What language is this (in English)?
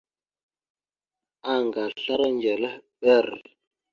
Mada (Cameroon)